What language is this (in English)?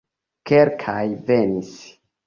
Esperanto